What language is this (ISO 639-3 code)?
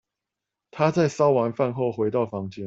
zho